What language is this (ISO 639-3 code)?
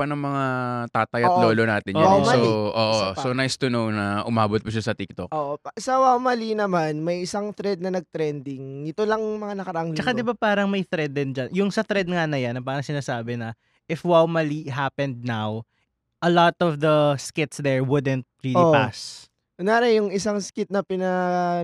fil